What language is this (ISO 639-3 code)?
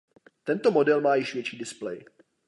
ces